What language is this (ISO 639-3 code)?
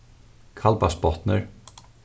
fao